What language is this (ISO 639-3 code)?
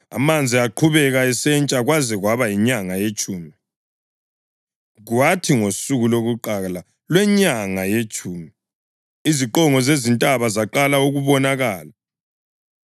nde